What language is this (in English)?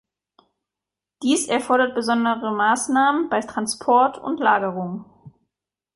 German